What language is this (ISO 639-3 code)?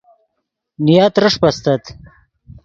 ydg